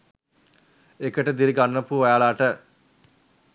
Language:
Sinhala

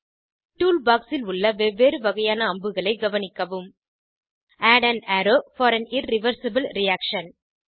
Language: Tamil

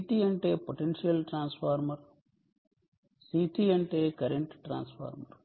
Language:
Telugu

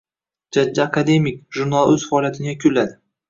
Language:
Uzbek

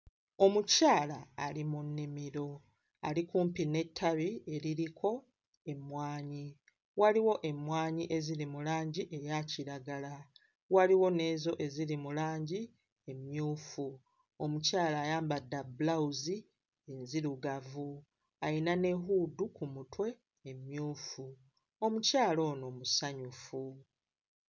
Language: Ganda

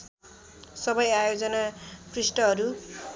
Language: Nepali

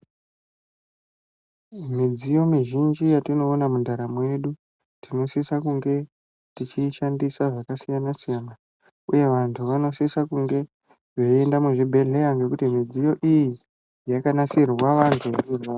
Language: Ndau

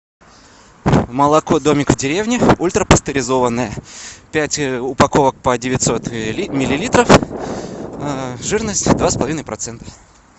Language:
Russian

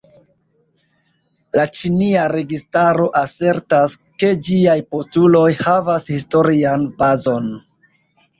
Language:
Esperanto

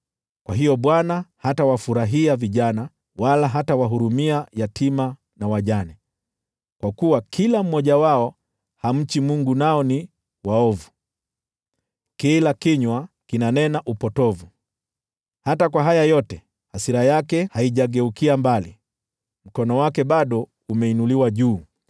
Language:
Swahili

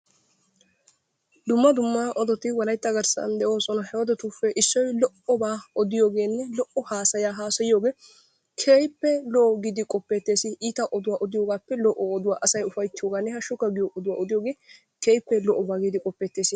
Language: Wolaytta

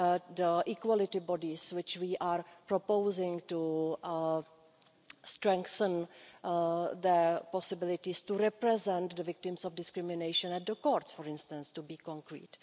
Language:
English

